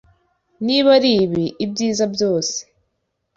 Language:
Kinyarwanda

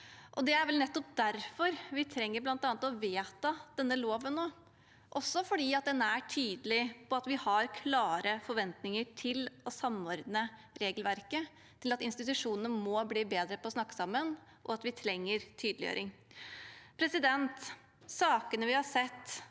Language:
Norwegian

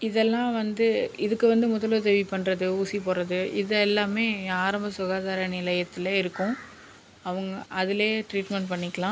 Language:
Tamil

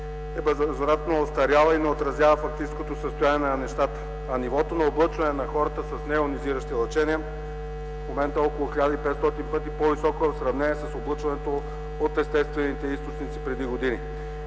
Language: Bulgarian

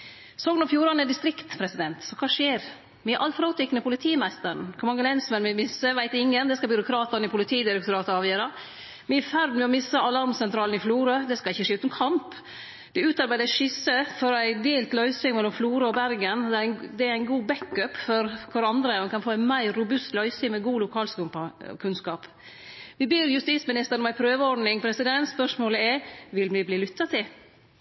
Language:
Norwegian Nynorsk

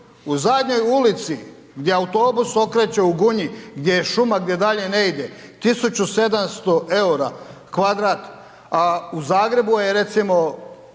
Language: Croatian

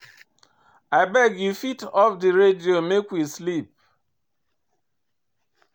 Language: Nigerian Pidgin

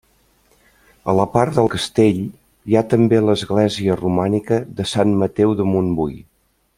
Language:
Catalan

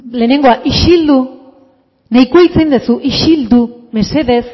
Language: Basque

